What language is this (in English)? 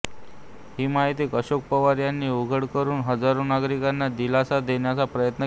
Marathi